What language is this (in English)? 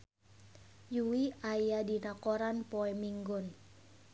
Sundanese